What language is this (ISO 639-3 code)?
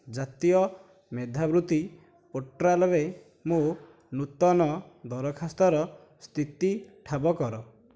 ori